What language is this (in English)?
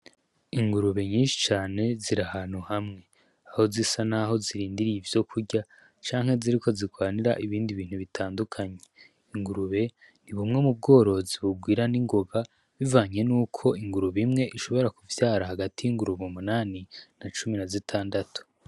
Rundi